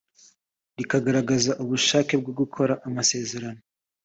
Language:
Kinyarwanda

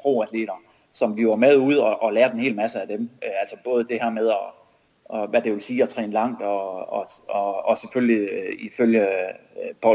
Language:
Danish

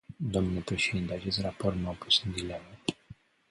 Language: Romanian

